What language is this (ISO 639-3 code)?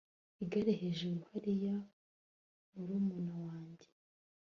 kin